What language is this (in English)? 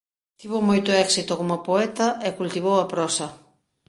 Galician